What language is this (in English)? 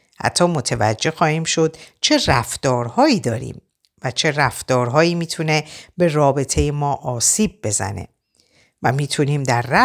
Persian